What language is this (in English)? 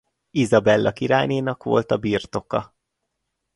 Hungarian